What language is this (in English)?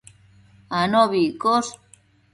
Matsés